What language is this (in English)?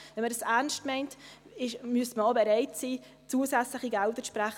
Swiss German